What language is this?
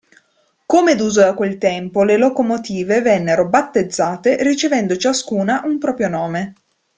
Italian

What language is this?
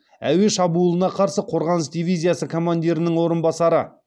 Kazakh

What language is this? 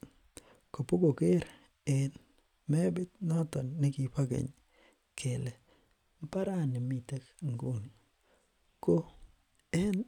Kalenjin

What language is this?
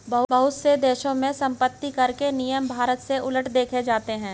Hindi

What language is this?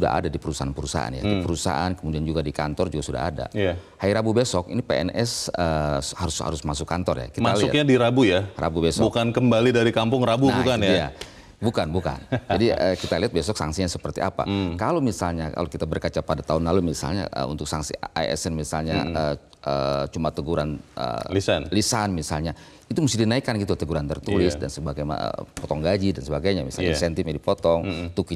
Indonesian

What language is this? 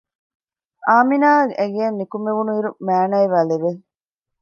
Divehi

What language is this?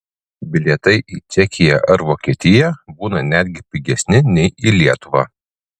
Lithuanian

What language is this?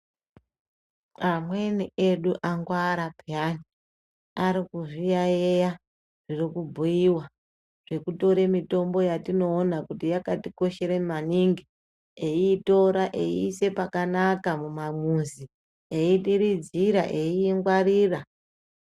Ndau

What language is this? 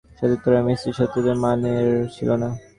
Bangla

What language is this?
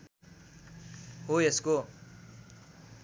Nepali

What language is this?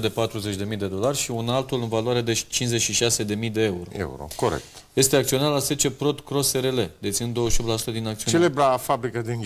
Romanian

